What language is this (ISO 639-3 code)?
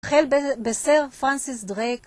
heb